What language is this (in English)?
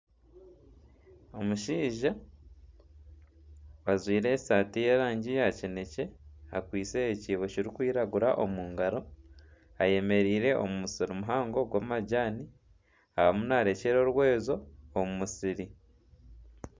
Nyankole